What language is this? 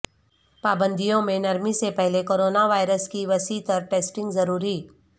Urdu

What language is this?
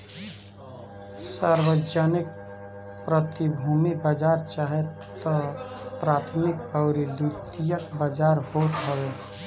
Bhojpuri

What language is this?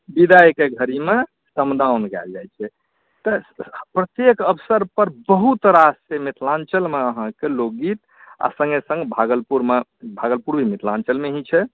Maithili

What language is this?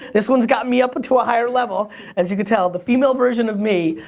English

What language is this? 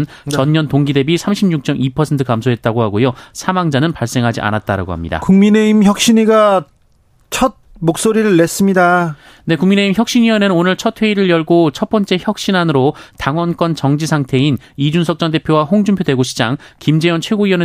Korean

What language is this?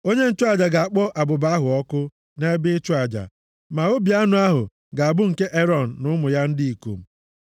Igbo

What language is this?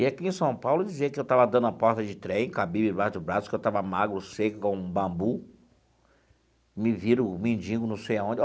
Portuguese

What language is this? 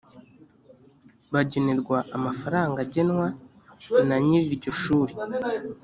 Kinyarwanda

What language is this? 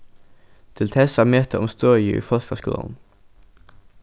Faroese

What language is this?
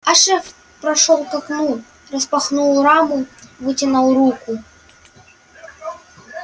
Russian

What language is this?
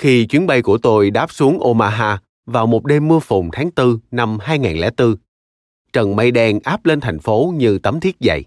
Vietnamese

